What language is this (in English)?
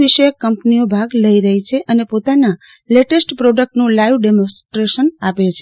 Gujarati